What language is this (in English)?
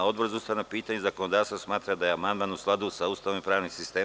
Serbian